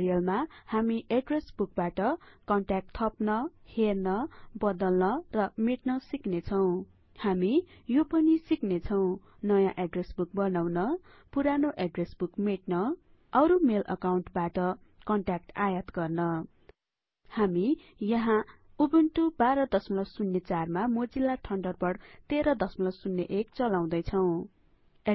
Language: Nepali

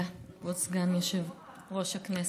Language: Hebrew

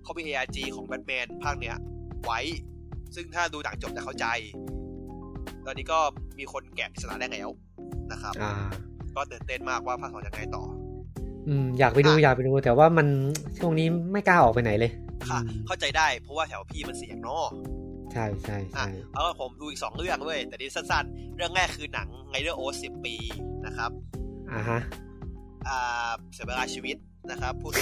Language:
Thai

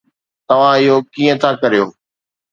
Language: Sindhi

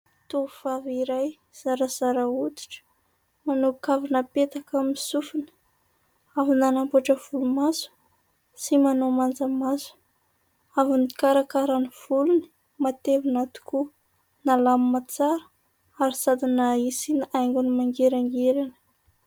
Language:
Malagasy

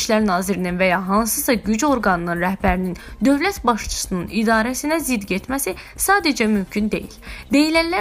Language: Turkish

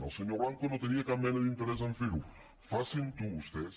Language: Catalan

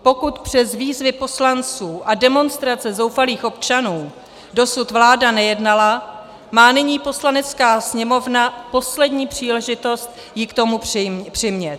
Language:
Czech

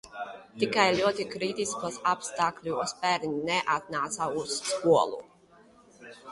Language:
Latvian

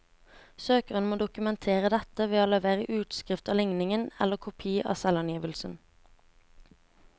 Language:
Norwegian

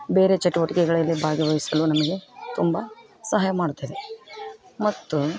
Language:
Kannada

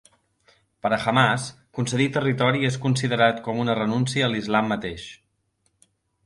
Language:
Catalan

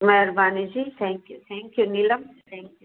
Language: Sindhi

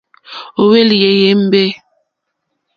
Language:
Mokpwe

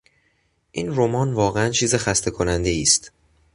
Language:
Persian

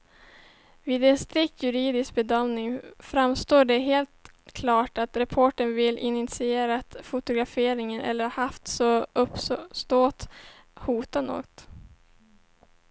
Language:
Swedish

